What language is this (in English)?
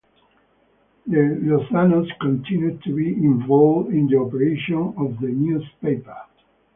English